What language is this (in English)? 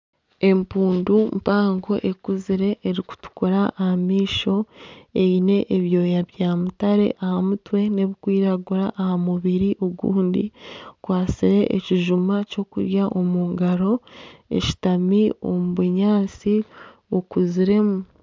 Nyankole